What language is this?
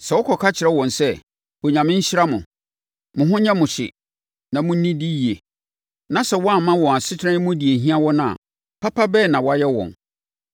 Akan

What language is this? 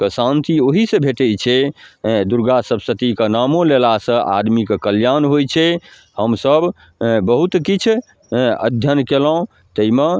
Maithili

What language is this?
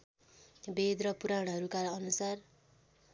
Nepali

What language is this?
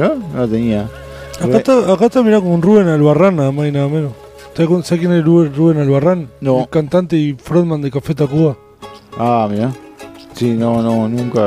Spanish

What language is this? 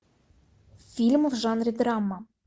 Russian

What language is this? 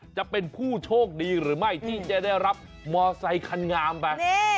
Thai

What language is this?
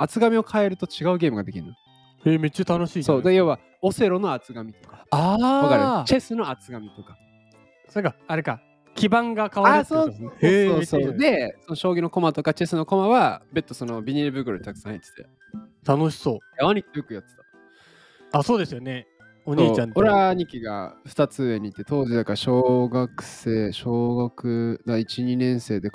Japanese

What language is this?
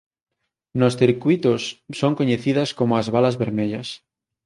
Galician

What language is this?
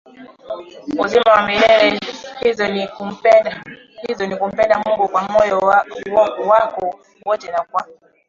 Swahili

